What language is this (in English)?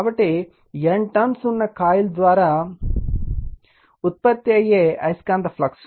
Telugu